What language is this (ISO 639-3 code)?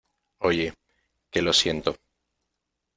spa